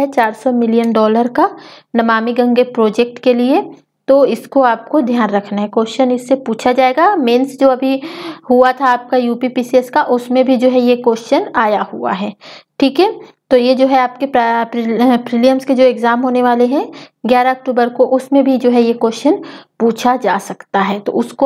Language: Hindi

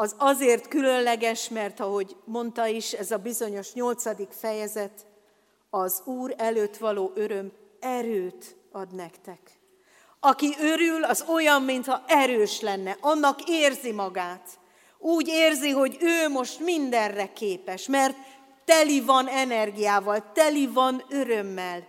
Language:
Hungarian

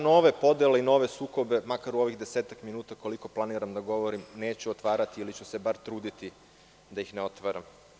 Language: Serbian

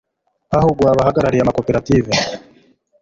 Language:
Kinyarwanda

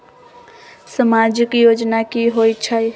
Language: Magahi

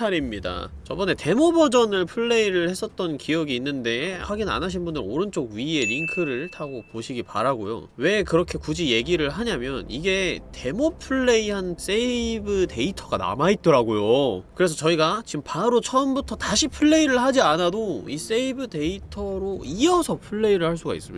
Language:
Korean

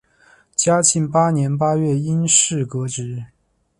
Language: Chinese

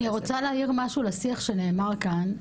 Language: Hebrew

